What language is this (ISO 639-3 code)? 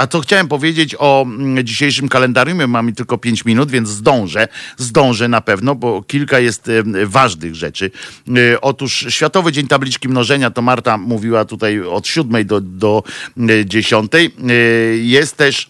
pol